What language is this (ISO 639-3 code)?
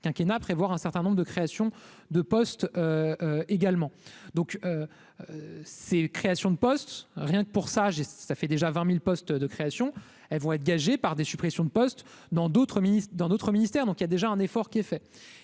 fra